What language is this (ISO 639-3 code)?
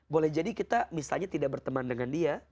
ind